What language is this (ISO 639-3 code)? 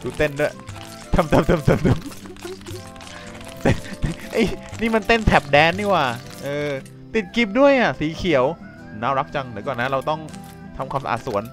tha